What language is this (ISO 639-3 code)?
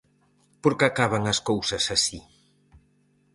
glg